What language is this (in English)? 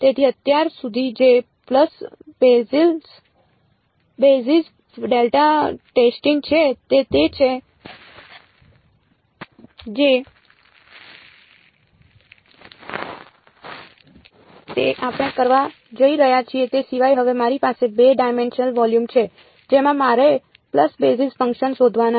Gujarati